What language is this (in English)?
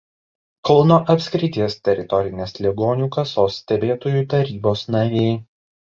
Lithuanian